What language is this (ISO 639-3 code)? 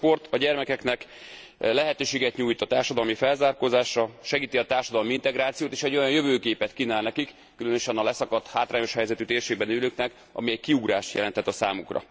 hun